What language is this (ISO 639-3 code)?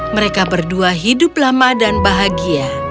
ind